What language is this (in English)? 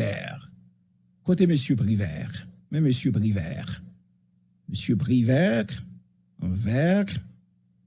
French